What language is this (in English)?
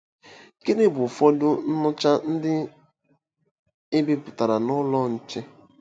Igbo